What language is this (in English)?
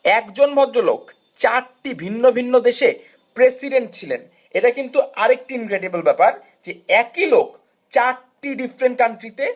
Bangla